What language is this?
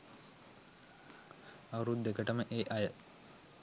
Sinhala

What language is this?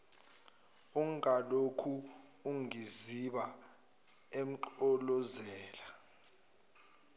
Zulu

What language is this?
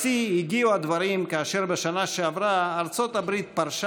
Hebrew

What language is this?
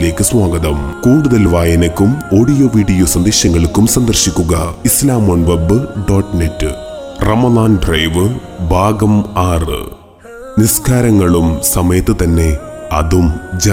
Malayalam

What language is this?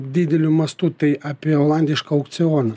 Lithuanian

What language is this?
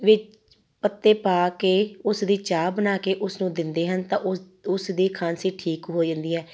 Punjabi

